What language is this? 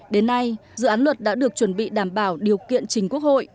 Vietnamese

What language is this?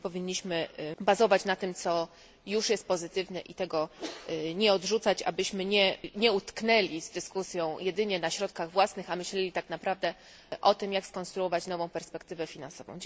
Polish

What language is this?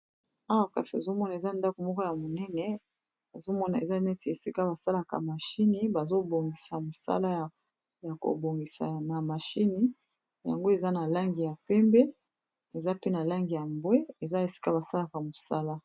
Lingala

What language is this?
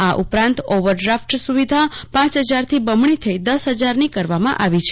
Gujarati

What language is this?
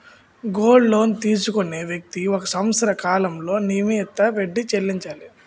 Telugu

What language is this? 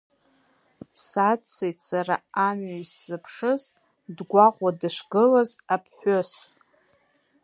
Abkhazian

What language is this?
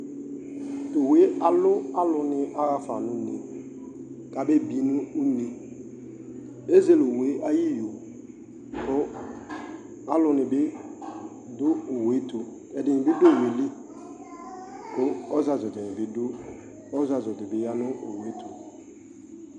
Ikposo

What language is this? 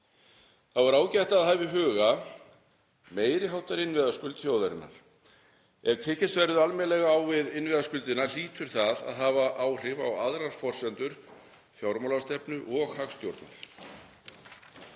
Icelandic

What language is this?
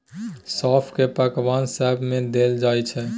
Maithili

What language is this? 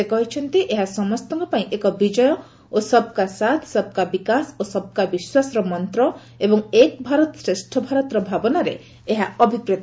Odia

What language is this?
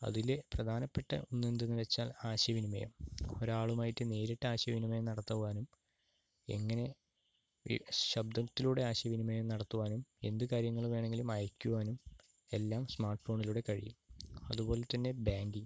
Malayalam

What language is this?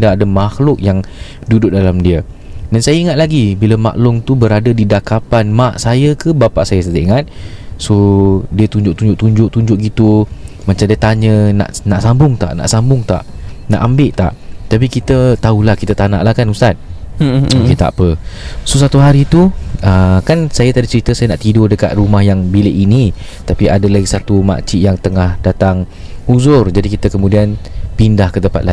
Malay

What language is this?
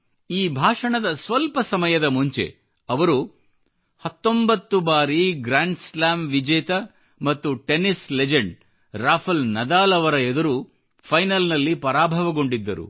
Kannada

